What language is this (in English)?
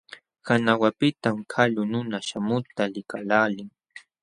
Jauja Wanca Quechua